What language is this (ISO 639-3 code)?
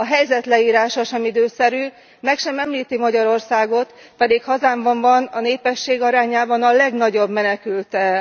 hun